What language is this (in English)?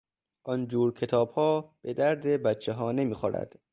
Persian